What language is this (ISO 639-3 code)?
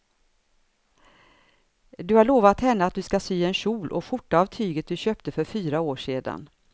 swe